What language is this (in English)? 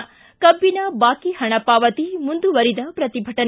Kannada